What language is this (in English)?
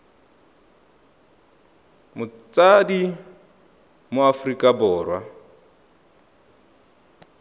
Tswana